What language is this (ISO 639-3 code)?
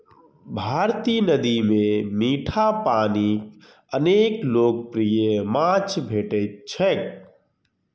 mai